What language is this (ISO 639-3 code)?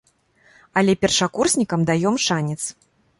bel